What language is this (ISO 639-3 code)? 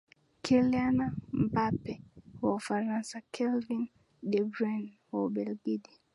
swa